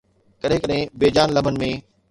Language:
Sindhi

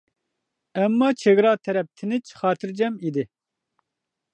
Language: Uyghur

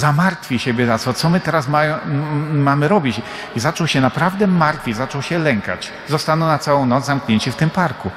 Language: Polish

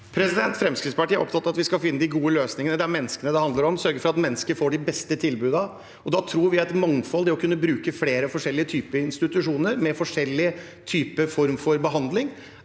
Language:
Norwegian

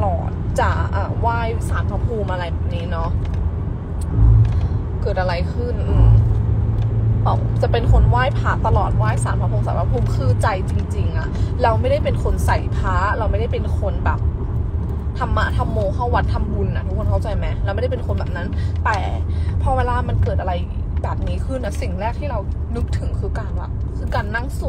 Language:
Thai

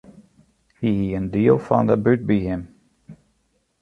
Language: Western Frisian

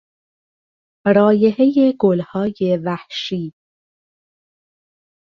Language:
Persian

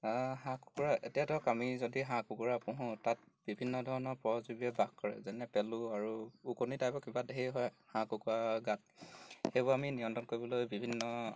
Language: Assamese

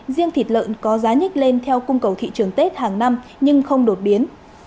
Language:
Vietnamese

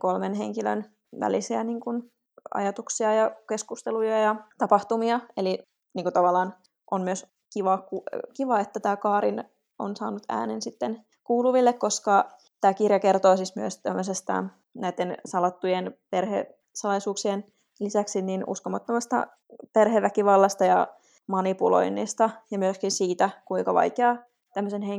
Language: Finnish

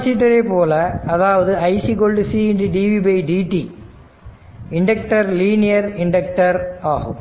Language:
Tamil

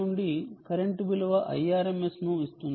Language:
Telugu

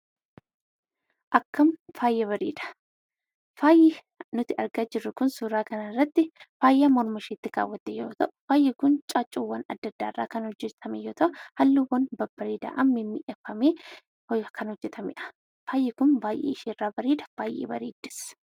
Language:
Oromo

